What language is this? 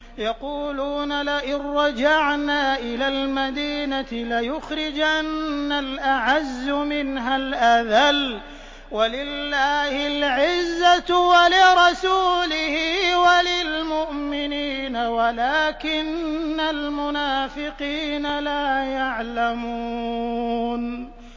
Arabic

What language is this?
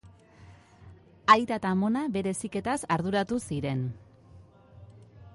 Basque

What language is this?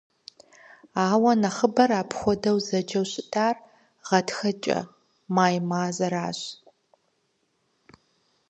Kabardian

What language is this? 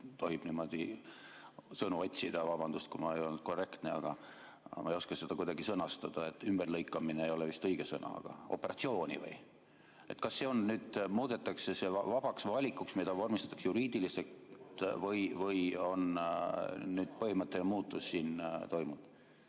Estonian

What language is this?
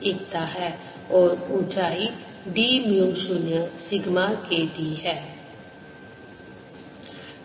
Hindi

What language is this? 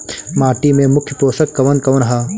Bhojpuri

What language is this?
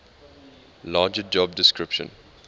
English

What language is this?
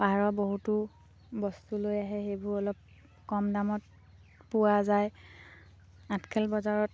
Assamese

